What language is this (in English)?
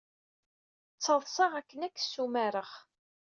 Kabyle